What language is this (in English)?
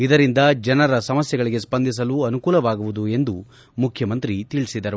Kannada